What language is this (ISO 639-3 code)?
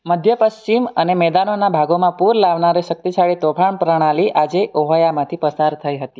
guj